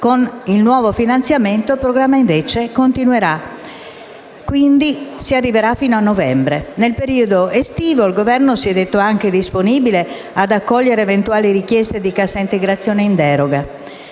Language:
Italian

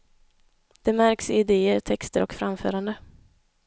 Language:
Swedish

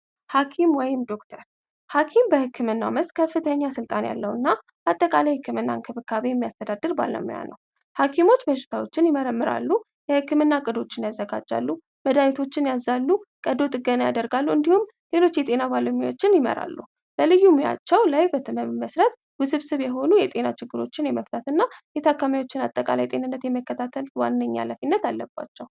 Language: Amharic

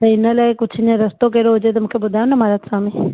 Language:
Sindhi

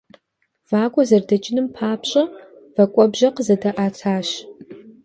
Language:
Kabardian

